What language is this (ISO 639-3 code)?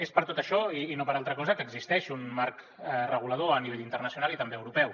cat